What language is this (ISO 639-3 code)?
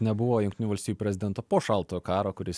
lit